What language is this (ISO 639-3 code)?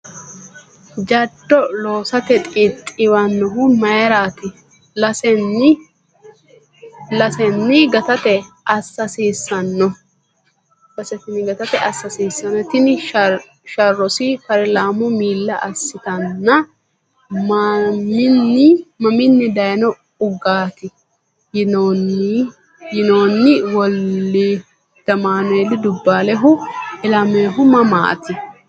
sid